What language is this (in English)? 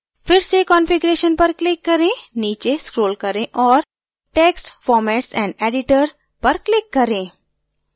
Hindi